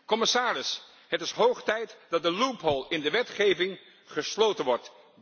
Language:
Dutch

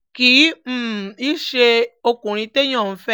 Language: Yoruba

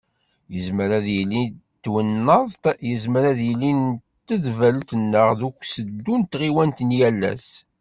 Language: Kabyle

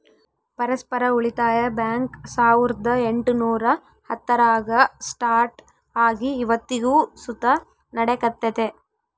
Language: Kannada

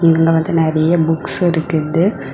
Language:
Tamil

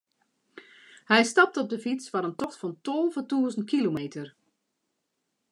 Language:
Western Frisian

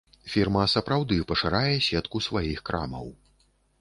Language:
Belarusian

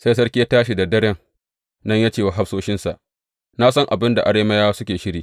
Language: Hausa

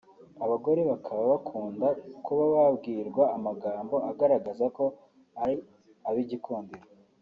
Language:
Kinyarwanda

